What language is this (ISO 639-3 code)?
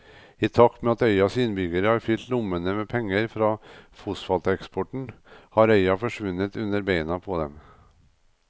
nor